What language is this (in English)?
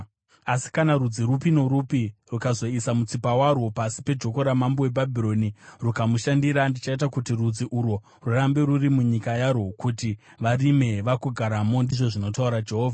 Shona